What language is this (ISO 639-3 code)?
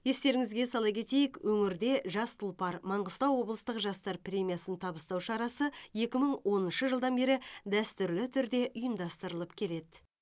kaz